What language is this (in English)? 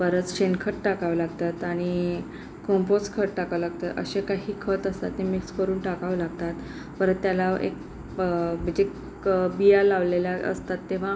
Marathi